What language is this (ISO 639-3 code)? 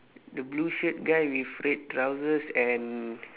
eng